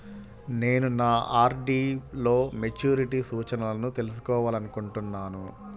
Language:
Telugu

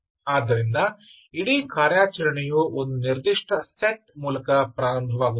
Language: Kannada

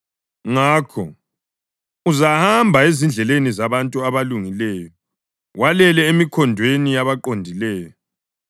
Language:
North Ndebele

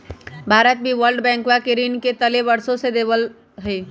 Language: Magahi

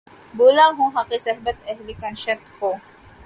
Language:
Urdu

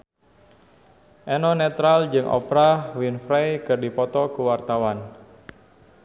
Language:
Sundanese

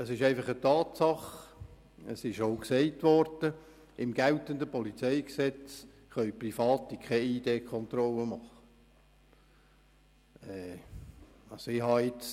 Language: Swiss German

